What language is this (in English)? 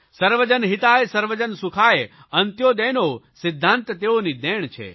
Gujarati